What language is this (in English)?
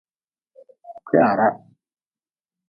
Nawdm